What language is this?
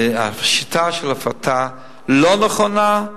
Hebrew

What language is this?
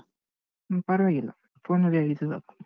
Kannada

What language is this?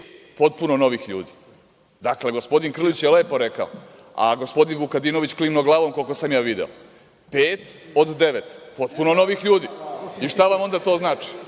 Serbian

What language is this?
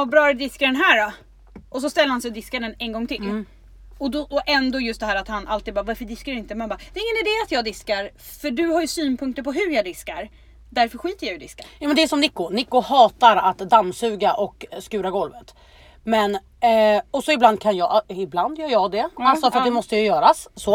Swedish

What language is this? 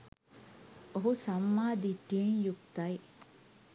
Sinhala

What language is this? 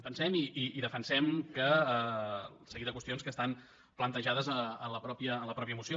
Catalan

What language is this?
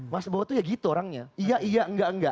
Indonesian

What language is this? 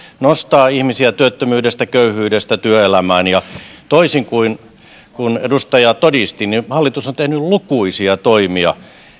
Finnish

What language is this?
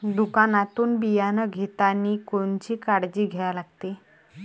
Marathi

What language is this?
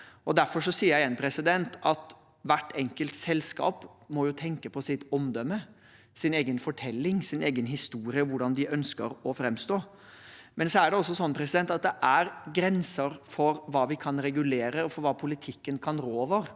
Norwegian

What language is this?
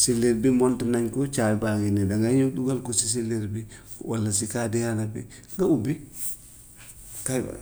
Gambian Wolof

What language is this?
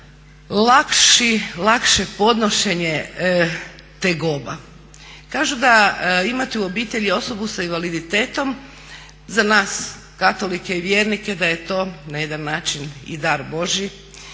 Croatian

